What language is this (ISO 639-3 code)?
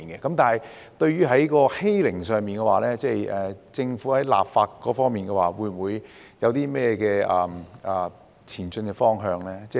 yue